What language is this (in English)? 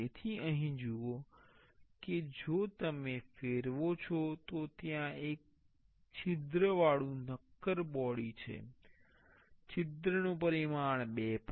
Gujarati